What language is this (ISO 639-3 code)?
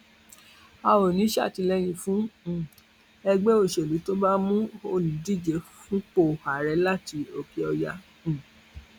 yor